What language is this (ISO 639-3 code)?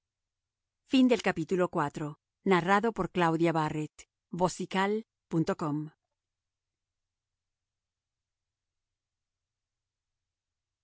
spa